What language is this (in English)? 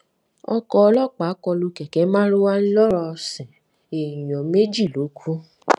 Yoruba